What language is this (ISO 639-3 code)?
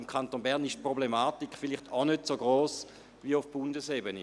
gsw